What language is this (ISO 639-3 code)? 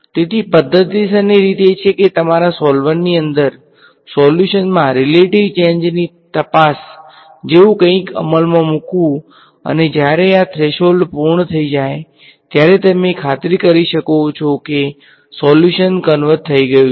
guj